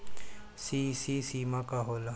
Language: Bhojpuri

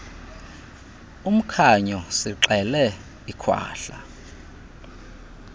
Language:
Xhosa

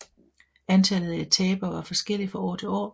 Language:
Danish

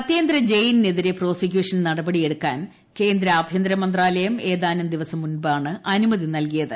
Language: Malayalam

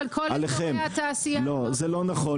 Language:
Hebrew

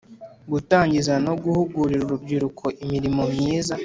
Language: Kinyarwanda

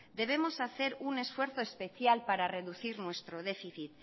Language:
Spanish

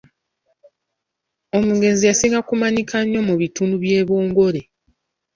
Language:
Ganda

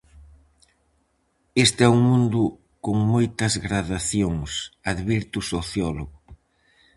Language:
Galician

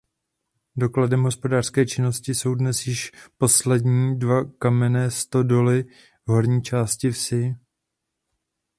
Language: Czech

